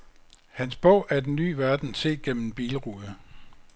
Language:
Danish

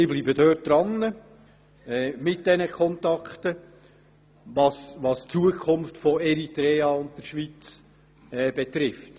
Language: Swiss German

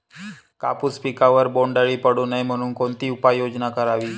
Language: Marathi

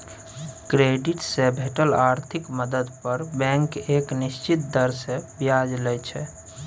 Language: Maithili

